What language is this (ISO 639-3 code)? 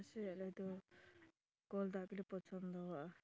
sat